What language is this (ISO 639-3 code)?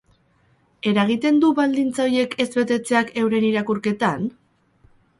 eus